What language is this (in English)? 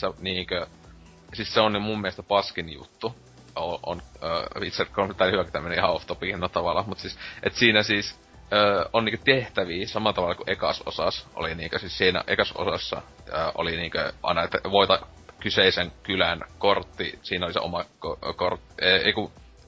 Finnish